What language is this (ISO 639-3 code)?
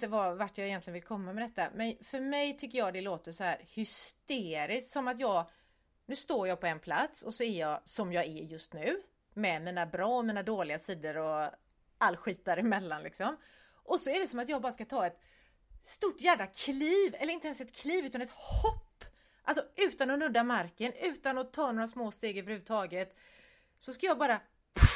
swe